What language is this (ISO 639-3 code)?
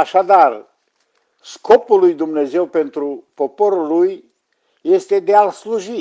ron